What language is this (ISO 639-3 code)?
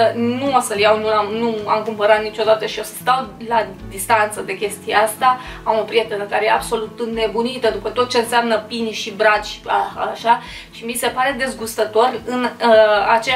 ron